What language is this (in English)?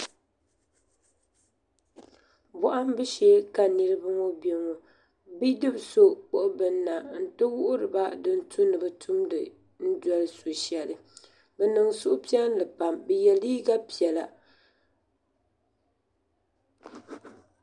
Dagbani